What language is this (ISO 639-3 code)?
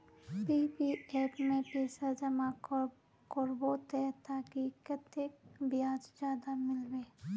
mag